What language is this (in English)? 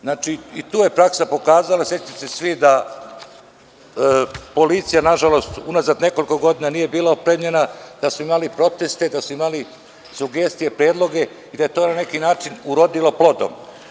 Serbian